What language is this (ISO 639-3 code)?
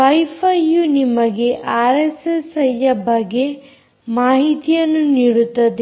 kan